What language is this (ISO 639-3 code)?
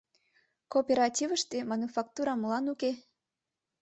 chm